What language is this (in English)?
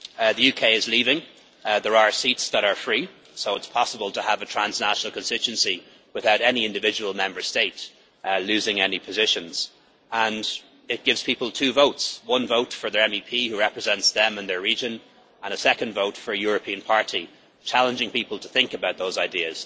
English